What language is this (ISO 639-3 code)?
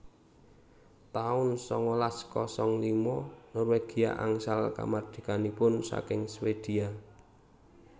jav